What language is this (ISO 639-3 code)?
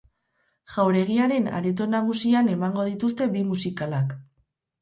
eus